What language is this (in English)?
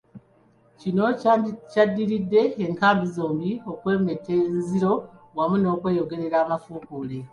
Ganda